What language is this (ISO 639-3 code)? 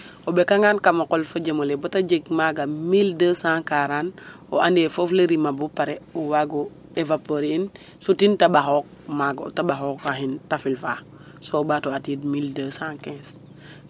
srr